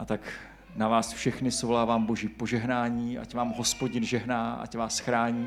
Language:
Czech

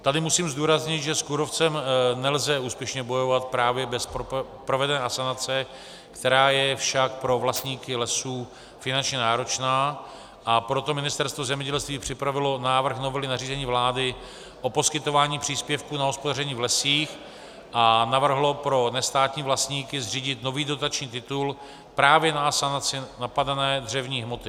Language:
Czech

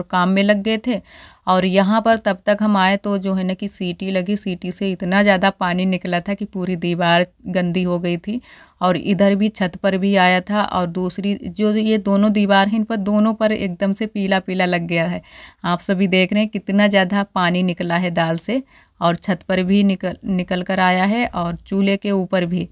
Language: Hindi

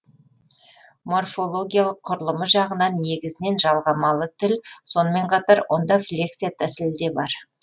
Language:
Kazakh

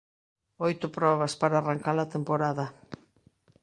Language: Galician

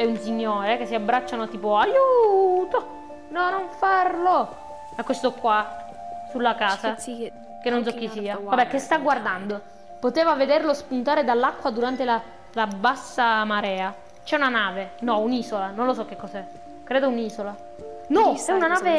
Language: Italian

